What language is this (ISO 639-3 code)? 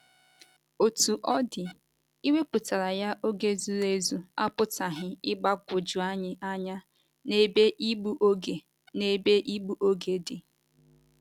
ibo